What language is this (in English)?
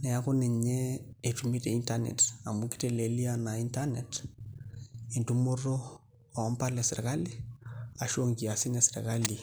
Masai